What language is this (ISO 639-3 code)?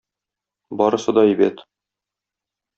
tat